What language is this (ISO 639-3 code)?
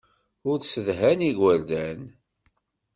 kab